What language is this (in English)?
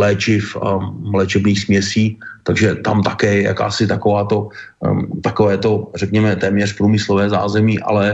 Czech